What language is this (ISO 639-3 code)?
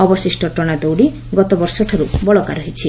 ori